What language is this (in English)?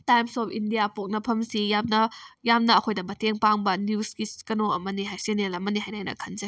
Manipuri